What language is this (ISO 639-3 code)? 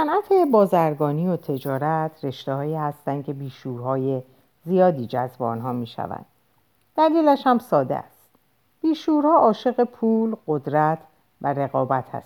fas